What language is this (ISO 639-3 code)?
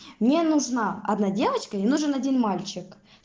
rus